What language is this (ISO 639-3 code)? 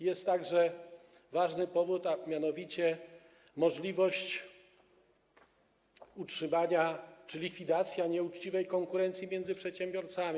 pol